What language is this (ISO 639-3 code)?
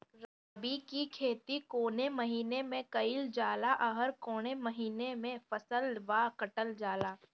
bho